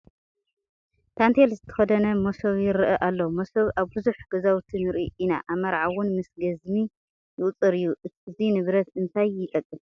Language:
Tigrinya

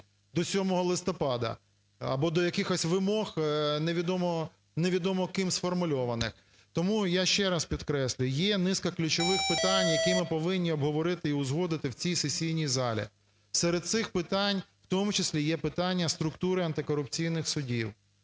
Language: Ukrainian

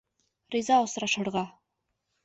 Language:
Bashkir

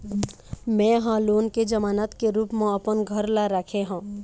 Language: Chhattisgarhi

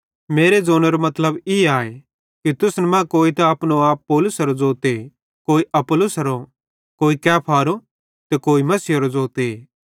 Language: Bhadrawahi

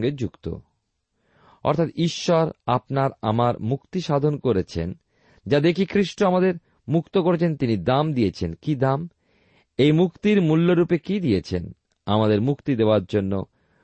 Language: Bangla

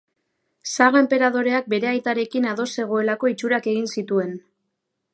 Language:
Basque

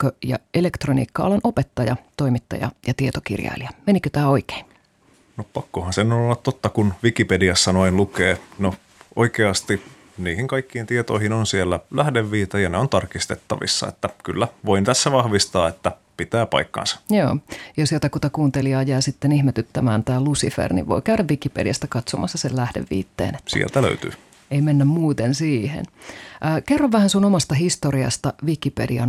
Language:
Finnish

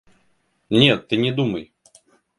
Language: Russian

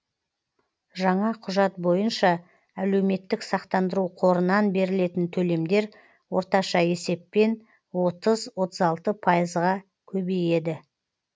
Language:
Kazakh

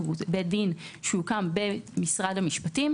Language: Hebrew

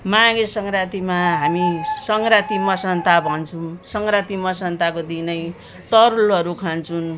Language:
Nepali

